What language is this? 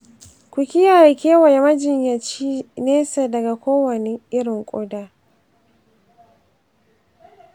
Hausa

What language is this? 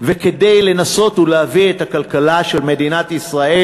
Hebrew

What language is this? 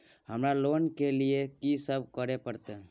Maithili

